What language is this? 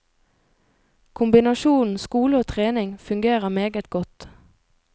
Norwegian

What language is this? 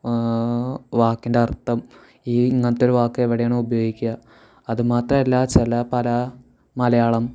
Malayalam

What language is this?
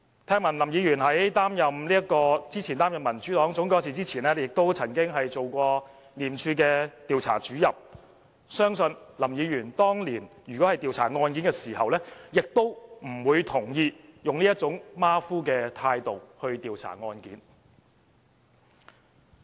Cantonese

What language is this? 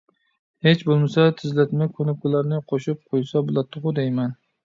Uyghur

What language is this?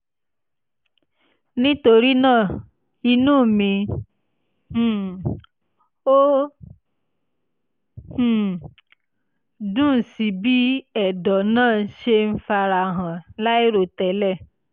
Yoruba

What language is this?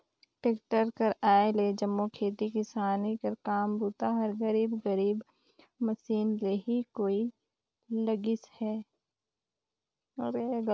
Chhattisgarhi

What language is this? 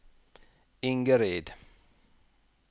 Norwegian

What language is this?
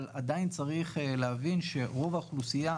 Hebrew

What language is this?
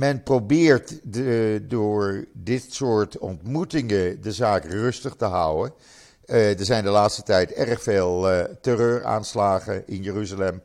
Dutch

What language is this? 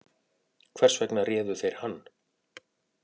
Icelandic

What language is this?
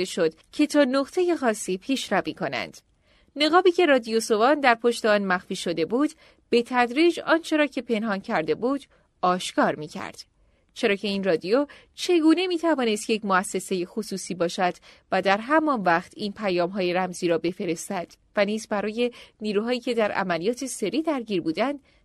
Persian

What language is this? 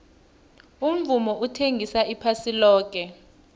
South Ndebele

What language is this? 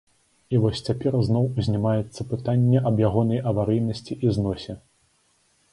Belarusian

